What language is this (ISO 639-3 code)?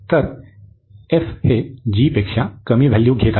mar